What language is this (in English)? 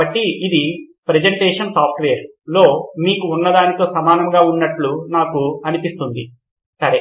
Telugu